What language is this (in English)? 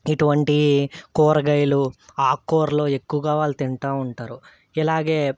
Telugu